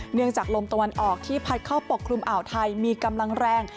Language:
Thai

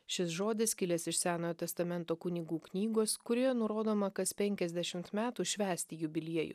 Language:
Lithuanian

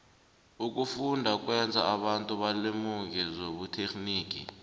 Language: South Ndebele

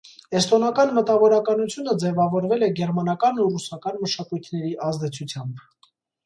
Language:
Armenian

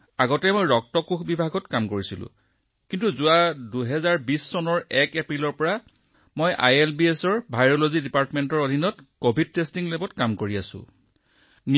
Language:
Assamese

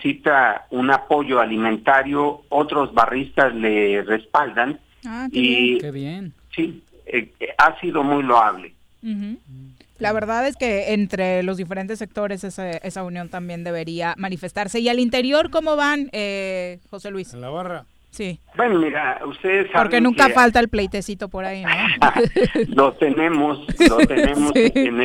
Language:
Spanish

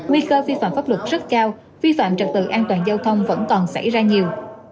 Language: Vietnamese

